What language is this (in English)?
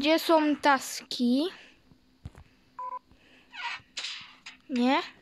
Polish